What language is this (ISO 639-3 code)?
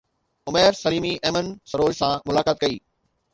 snd